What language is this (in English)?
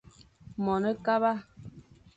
Fang